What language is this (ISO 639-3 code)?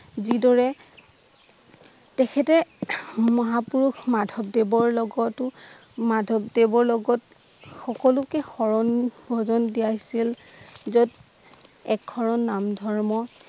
asm